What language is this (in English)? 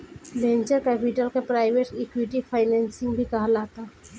Bhojpuri